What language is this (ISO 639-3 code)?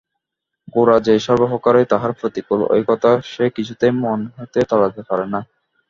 ben